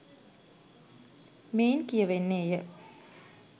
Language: Sinhala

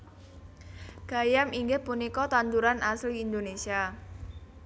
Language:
Javanese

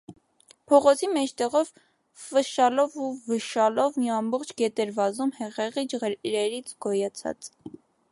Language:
Armenian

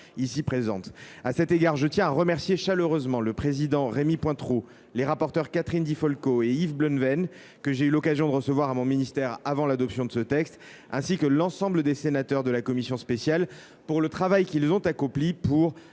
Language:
French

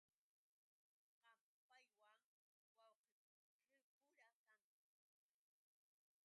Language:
Yauyos Quechua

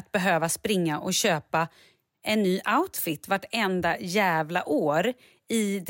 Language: Swedish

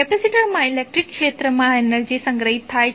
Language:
Gujarati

